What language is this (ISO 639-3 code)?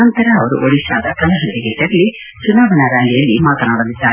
kan